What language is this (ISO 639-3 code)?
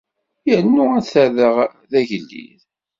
kab